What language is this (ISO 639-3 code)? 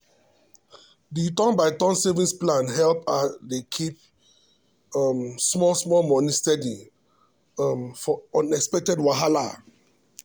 pcm